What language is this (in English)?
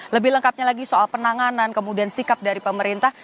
Indonesian